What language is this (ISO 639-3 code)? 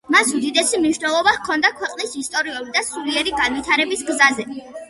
kat